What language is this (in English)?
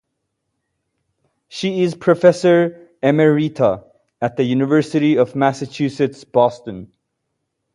English